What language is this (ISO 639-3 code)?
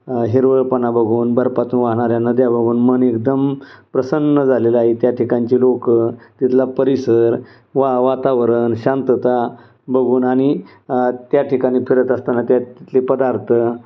mar